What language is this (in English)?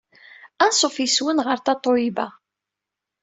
Kabyle